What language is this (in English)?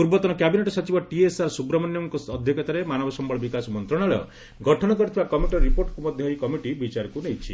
Odia